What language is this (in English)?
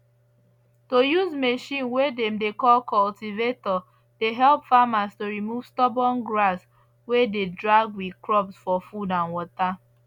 Nigerian Pidgin